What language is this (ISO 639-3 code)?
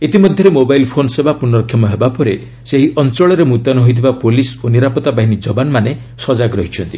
ori